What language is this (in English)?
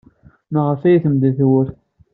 Kabyle